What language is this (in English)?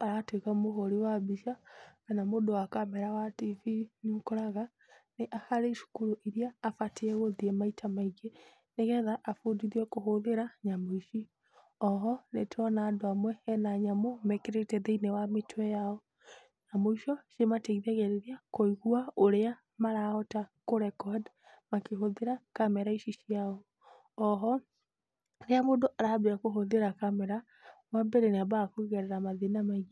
Kikuyu